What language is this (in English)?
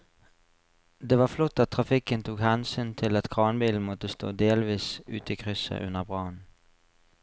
Norwegian